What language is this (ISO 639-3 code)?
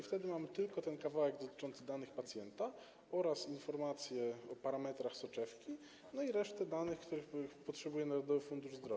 pol